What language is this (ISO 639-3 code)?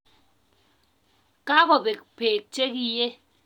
kln